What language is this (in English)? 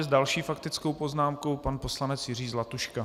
Czech